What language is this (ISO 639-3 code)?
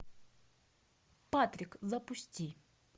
rus